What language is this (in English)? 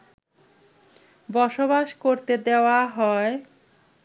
Bangla